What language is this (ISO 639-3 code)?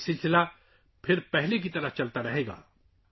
urd